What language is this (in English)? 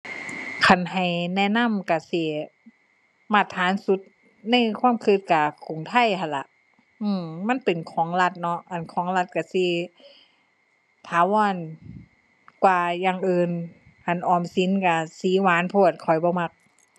Thai